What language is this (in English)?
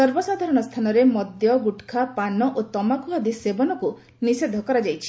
Odia